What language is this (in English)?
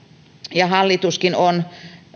Finnish